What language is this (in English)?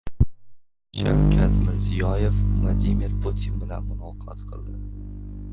Uzbek